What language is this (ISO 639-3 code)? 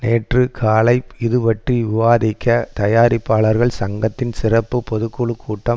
tam